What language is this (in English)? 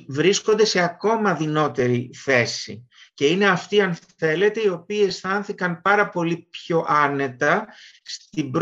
Greek